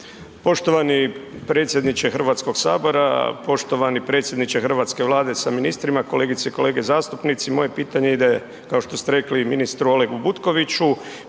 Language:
Croatian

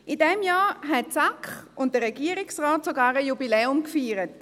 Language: Swiss German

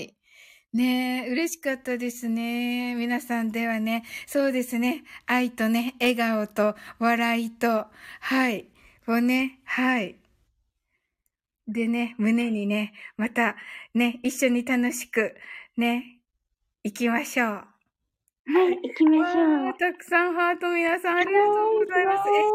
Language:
Japanese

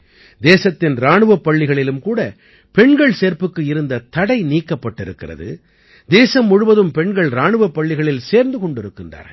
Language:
Tamil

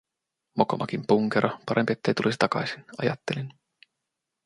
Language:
Finnish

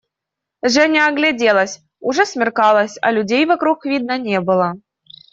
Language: Russian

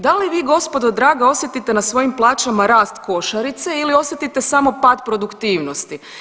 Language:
Croatian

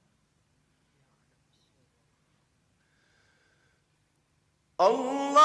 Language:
Arabic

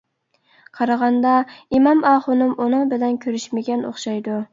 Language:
Uyghur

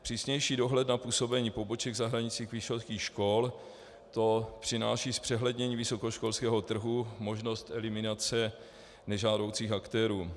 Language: Czech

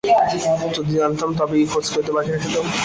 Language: Bangla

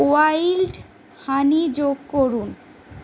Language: Bangla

